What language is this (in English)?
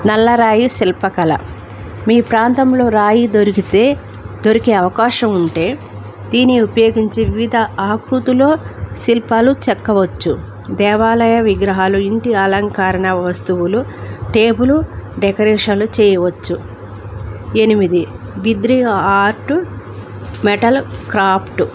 Telugu